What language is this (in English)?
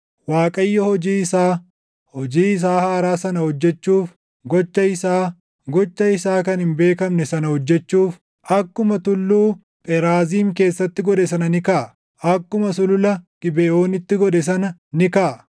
Oromo